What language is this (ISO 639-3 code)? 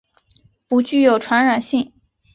zho